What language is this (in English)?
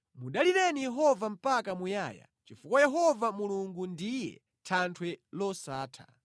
Nyanja